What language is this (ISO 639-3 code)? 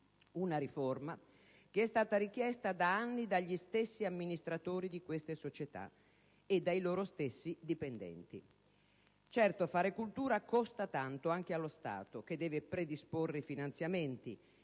ita